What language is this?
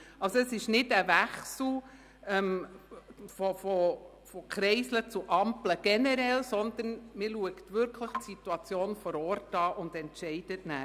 Swiss German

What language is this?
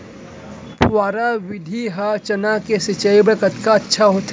Chhattisgarhi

